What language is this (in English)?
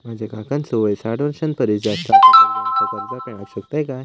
Marathi